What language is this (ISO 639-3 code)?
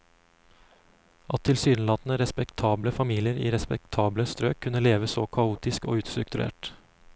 nor